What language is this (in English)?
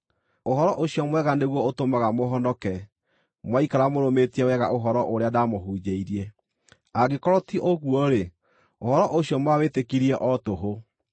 Kikuyu